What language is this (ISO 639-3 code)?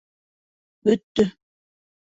bak